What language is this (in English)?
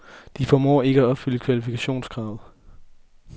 Danish